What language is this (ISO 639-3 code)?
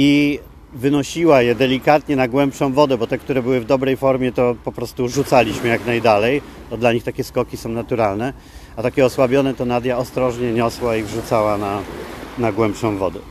pol